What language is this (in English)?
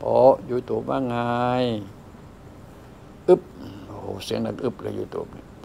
Thai